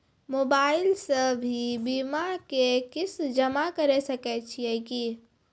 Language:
Maithili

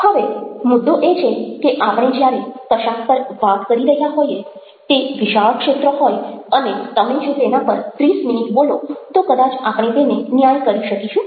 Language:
Gujarati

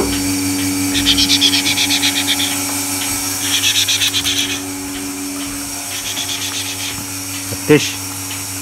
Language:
Turkish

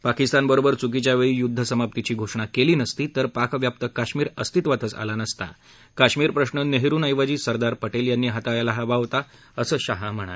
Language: Marathi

